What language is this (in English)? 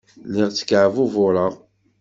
Kabyle